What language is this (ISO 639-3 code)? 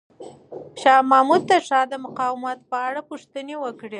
pus